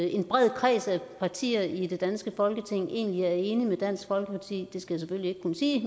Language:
Danish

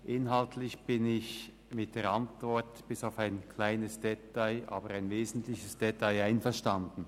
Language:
Swiss German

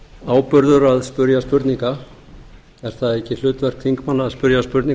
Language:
Icelandic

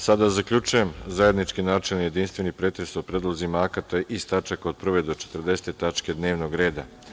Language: Serbian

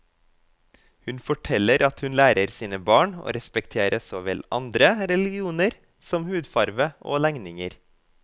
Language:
Norwegian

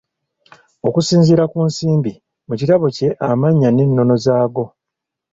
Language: Ganda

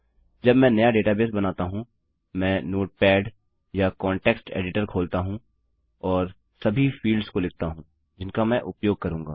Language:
Hindi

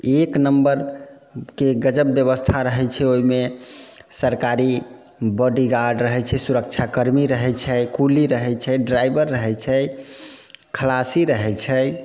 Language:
Maithili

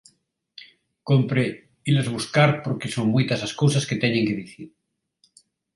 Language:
Galician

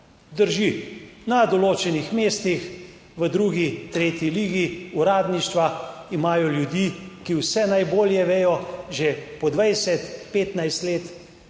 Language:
Slovenian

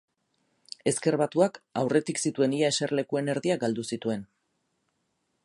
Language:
Basque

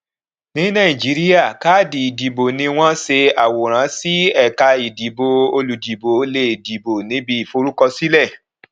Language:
Yoruba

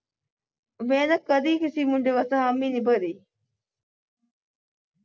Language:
Punjabi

